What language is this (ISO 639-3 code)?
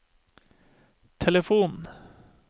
nor